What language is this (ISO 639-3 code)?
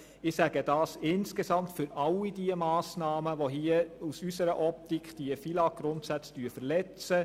gsw